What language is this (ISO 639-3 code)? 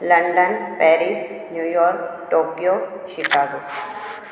snd